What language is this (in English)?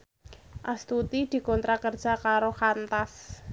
Javanese